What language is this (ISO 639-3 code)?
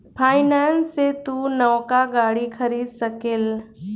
bho